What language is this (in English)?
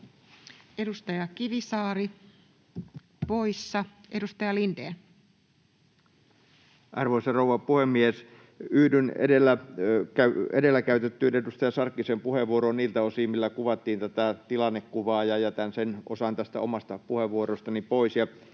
Finnish